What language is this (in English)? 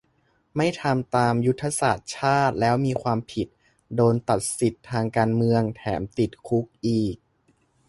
Thai